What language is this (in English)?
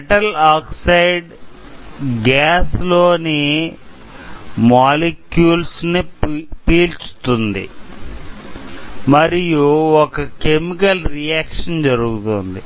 Telugu